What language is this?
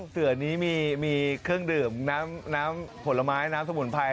Thai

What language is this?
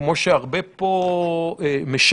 Hebrew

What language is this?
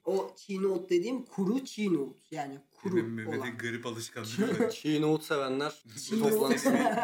Turkish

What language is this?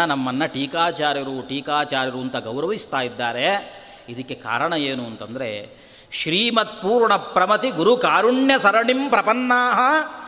Kannada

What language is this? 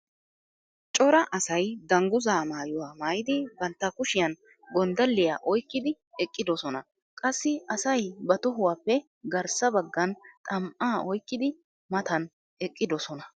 Wolaytta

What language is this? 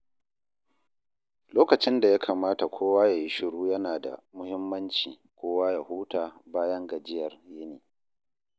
Hausa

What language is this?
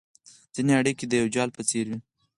Pashto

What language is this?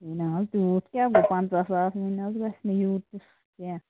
Kashmiri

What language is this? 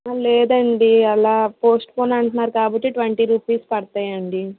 Telugu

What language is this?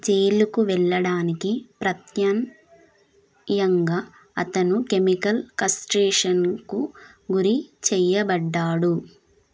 Telugu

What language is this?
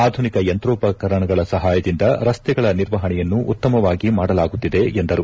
Kannada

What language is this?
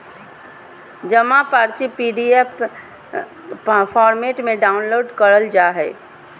Magahi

